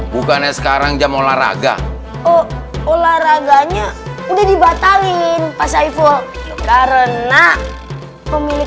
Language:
Indonesian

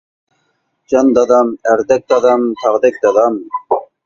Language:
Uyghur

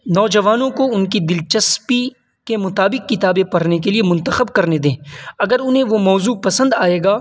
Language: Urdu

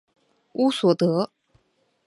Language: Chinese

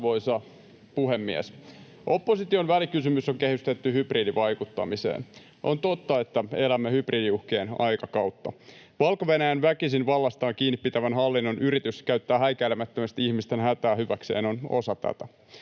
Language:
Finnish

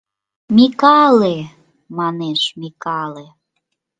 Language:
Mari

